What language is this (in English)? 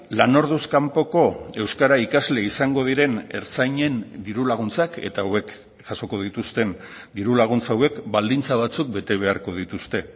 Basque